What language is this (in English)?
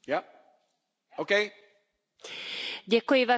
Czech